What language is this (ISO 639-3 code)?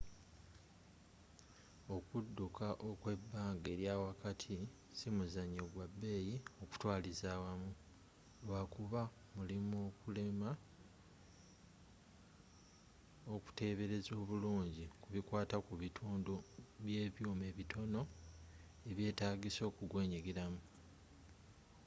lug